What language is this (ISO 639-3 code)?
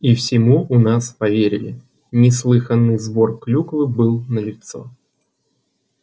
rus